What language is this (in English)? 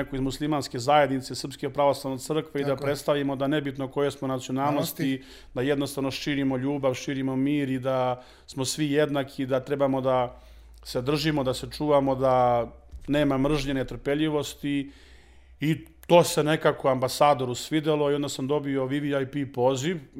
Croatian